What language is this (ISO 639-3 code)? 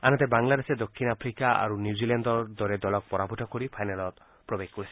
asm